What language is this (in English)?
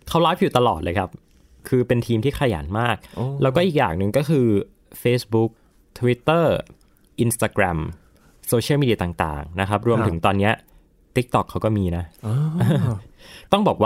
Thai